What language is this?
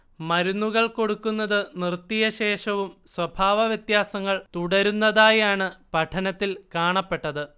Malayalam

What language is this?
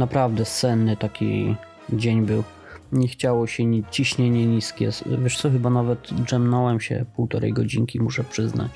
Polish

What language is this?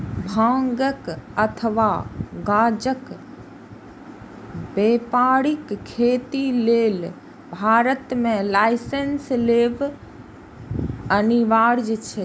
Maithili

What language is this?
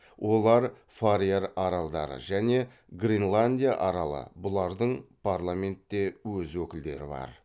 Kazakh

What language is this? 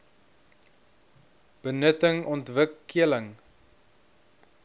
Afrikaans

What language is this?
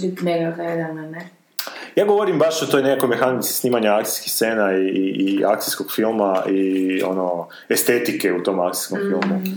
Croatian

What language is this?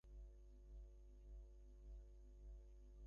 Bangla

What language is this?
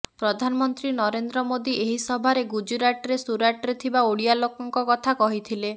Odia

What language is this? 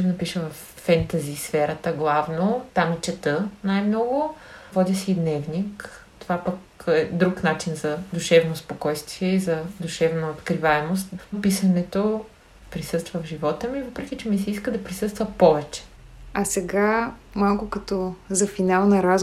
Bulgarian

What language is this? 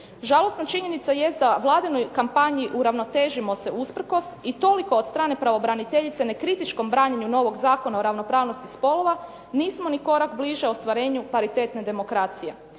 Croatian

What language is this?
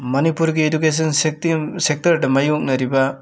Manipuri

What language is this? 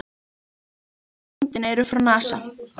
Icelandic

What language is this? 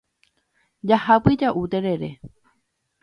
Guarani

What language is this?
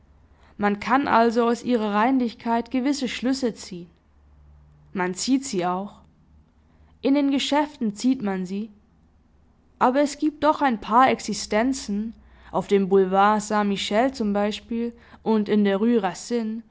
German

